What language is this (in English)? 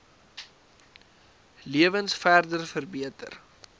Afrikaans